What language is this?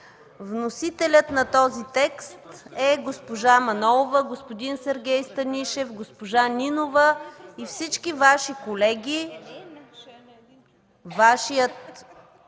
Bulgarian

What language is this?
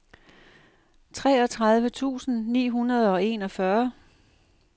Danish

